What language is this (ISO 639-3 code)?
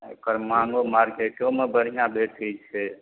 mai